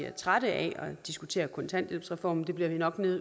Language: Danish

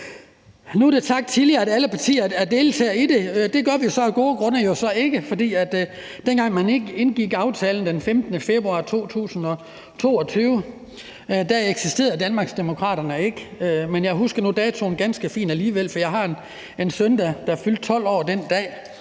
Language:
Danish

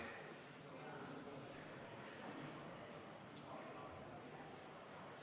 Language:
Estonian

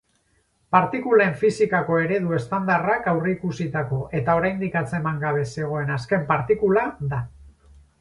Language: Basque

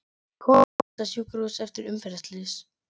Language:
Icelandic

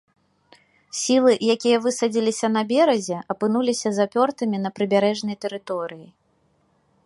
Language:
Belarusian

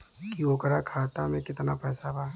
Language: Bhojpuri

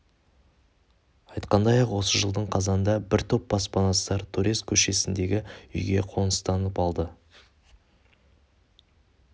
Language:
Kazakh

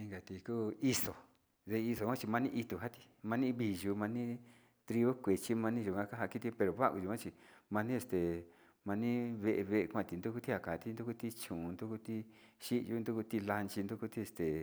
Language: Sinicahua Mixtec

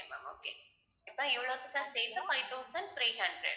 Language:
Tamil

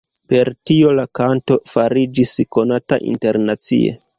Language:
Esperanto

